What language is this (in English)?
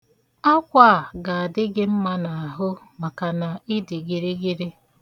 Igbo